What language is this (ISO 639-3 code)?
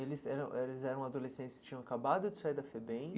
por